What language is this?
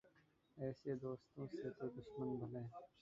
Urdu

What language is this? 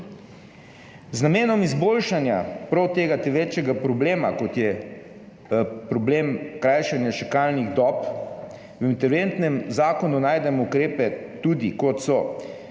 Slovenian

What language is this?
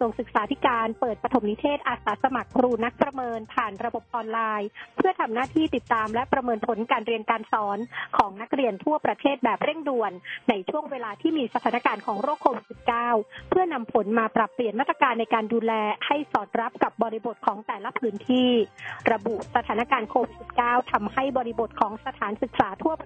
Thai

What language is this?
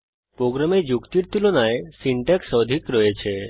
Bangla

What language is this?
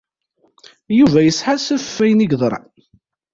Kabyle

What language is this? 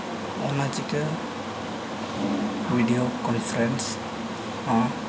Santali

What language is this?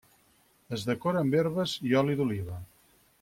Catalan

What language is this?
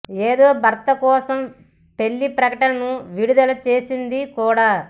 Telugu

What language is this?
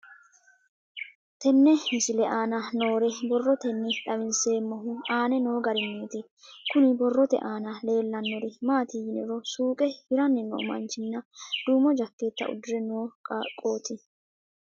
Sidamo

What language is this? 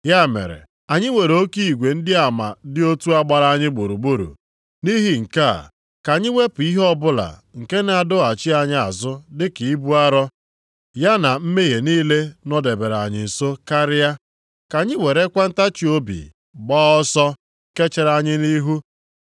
Igbo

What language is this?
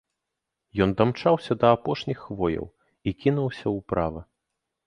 Belarusian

